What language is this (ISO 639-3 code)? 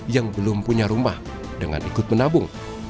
ind